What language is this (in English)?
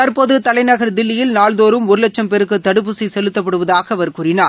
Tamil